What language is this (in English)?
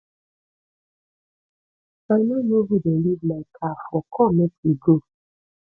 Nigerian Pidgin